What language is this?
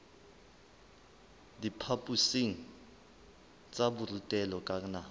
Southern Sotho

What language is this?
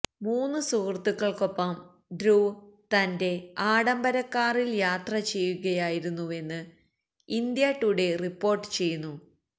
Malayalam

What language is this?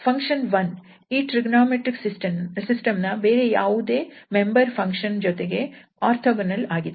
Kannada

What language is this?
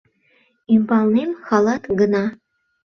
Mari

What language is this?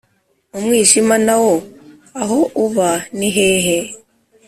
Kinyarwanda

